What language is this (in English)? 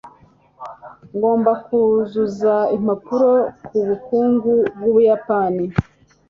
Kinyarwanda